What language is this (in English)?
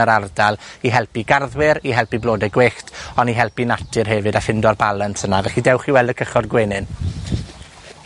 Welsh